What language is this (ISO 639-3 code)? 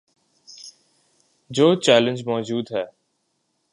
urd